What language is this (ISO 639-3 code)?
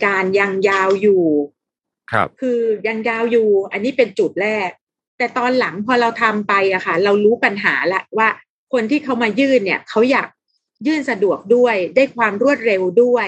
tha